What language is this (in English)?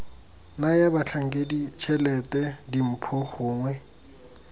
Tswana